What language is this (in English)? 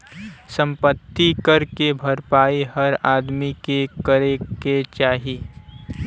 Bhojpuri